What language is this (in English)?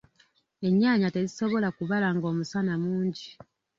Ganda